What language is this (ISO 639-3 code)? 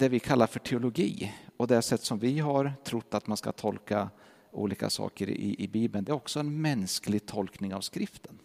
swe